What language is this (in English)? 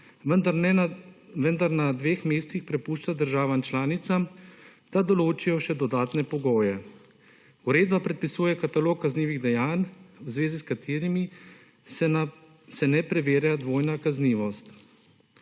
Slovenian